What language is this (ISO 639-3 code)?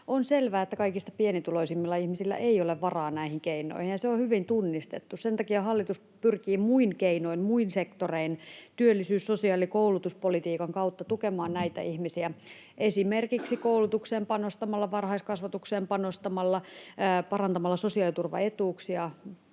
fin